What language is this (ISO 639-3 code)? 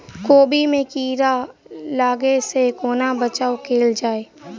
mai